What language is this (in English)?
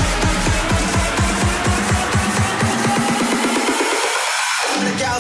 Russian